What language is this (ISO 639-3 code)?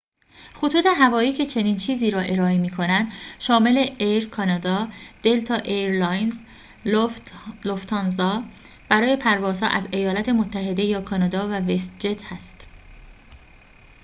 fas